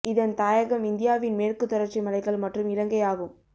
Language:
Tamil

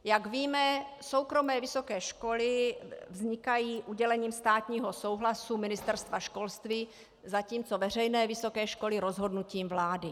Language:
Czech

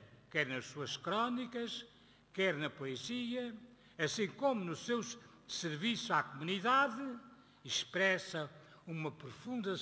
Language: Portuguese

